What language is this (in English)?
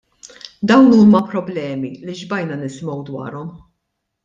Maltese